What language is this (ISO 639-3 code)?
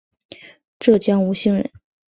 zho